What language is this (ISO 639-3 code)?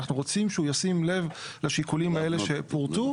heb